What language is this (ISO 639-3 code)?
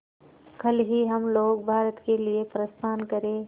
hin